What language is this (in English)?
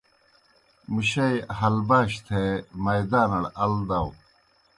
Kohistani Shina